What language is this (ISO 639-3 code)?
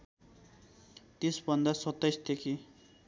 nep